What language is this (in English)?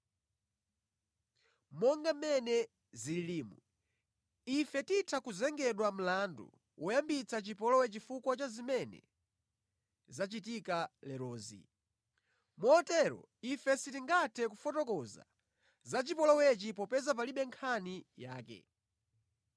Nyanja